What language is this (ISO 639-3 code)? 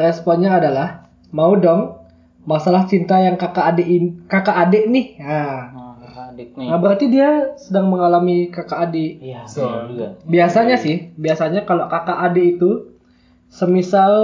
ind